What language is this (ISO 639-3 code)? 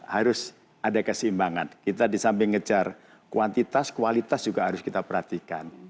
ind